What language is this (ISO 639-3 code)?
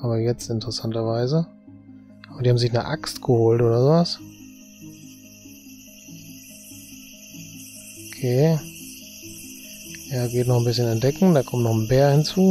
deu